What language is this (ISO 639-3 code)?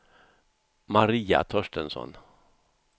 swe